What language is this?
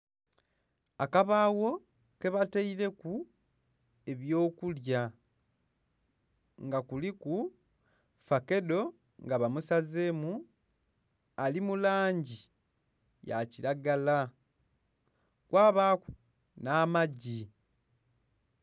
Soga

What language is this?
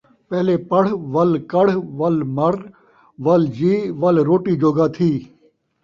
Saraiki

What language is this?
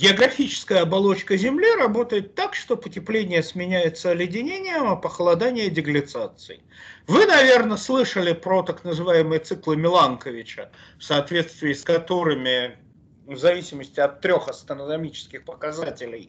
Russian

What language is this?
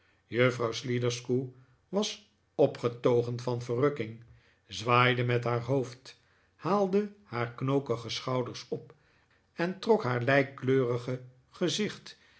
Dutch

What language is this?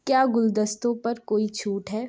Urdu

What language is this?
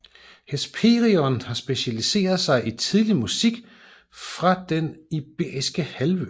Danish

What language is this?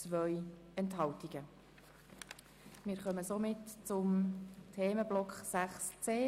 Swiss German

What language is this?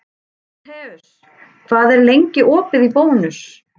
Icelandic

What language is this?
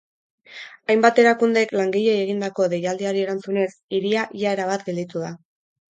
Basque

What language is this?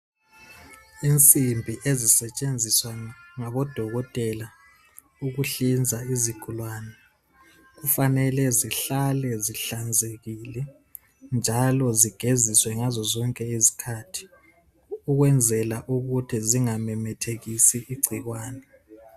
North Ndebele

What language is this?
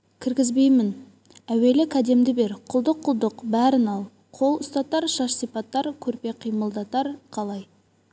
Kazakh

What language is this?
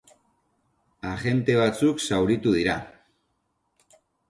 Basque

